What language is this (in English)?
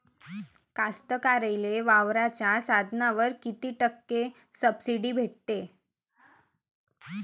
Marathi